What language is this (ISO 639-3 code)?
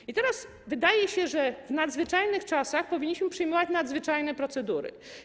pol